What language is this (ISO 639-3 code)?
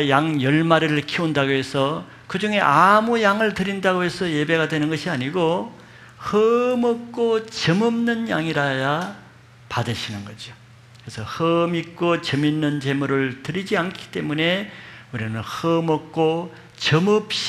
kor